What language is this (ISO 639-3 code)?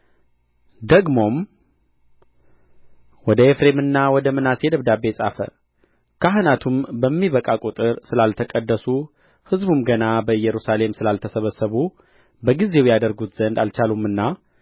amh